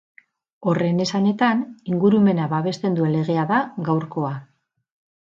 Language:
Basque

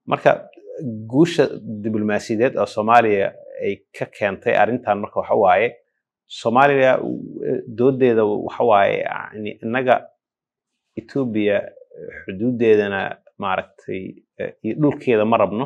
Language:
Arabic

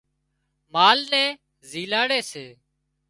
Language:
Wadiyara Koli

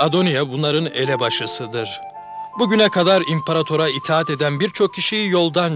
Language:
Turkish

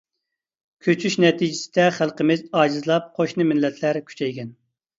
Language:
Uyghur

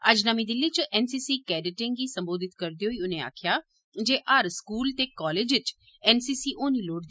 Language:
Dogri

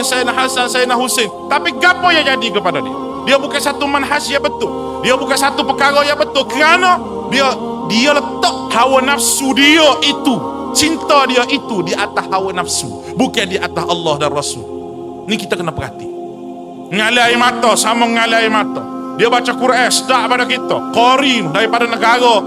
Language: Malay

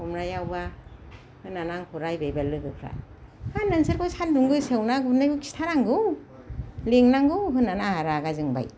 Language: Bodo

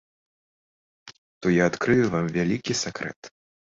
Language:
Belarusian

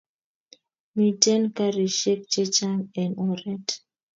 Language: Kalenjin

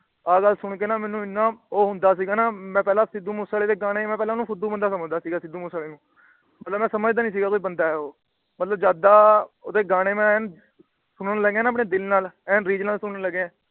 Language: Punjabi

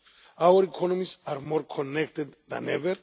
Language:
English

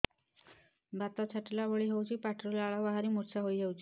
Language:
Odia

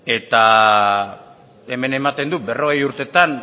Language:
Basque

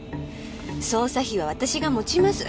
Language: Japanese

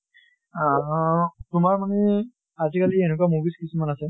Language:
Assamese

